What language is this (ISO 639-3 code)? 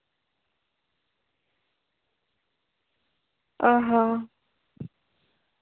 sat